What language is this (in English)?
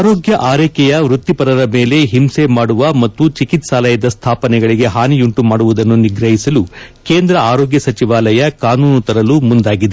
Kannada